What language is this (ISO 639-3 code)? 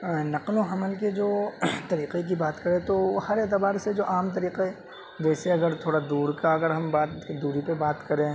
urd